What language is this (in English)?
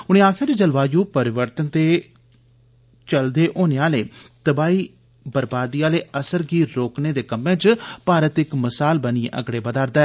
Dogri